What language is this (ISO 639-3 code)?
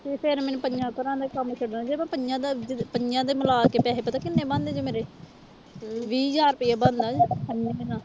pan